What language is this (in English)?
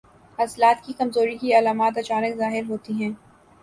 Urdu